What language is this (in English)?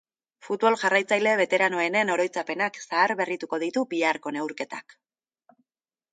Basque